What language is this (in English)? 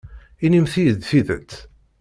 Kabyle